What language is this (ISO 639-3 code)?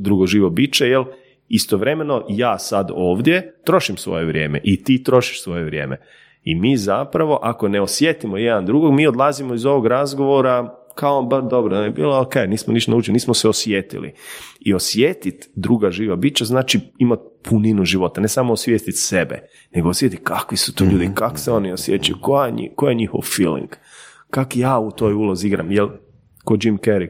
hrv